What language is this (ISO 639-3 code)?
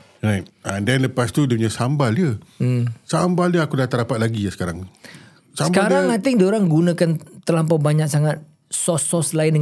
msa